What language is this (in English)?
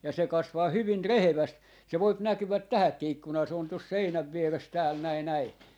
Finnish